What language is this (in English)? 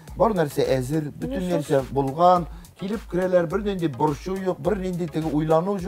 Turkish